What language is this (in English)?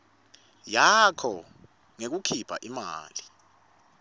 Swati